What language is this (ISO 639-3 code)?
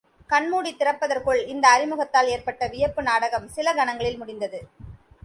tam